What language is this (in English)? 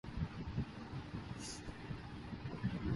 Urdu